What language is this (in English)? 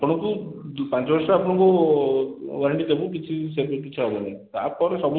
Odia